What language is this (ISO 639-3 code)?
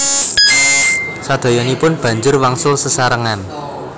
jav